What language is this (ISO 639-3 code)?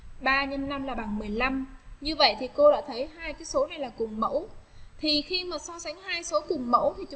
vie